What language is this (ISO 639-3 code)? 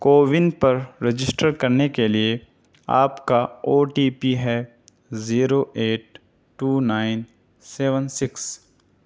urd